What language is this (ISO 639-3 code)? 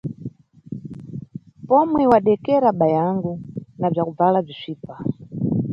nyu